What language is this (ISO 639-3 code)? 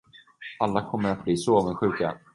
swe